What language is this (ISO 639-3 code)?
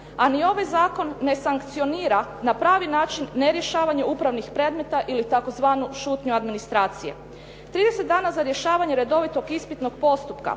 hrv